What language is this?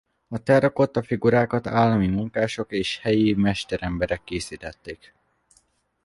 Hungarian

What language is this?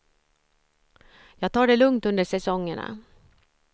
Swedish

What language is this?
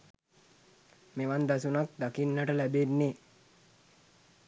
Sinhala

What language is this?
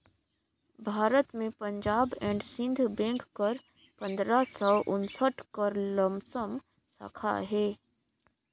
Chhattisgarhi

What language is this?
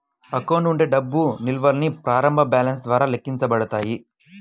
Telugu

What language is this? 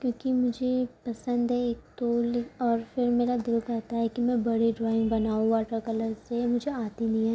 Urdu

